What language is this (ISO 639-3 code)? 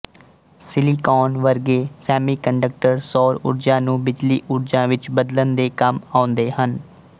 pan